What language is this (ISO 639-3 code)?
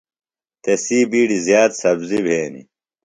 phl